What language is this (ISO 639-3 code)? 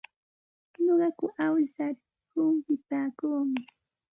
qxt